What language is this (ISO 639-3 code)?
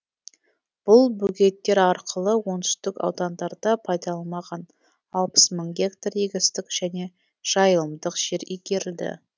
kaz